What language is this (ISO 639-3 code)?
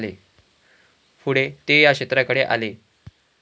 mar